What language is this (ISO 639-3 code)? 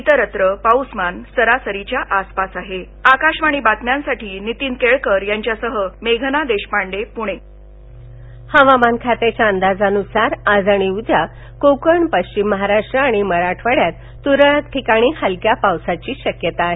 mar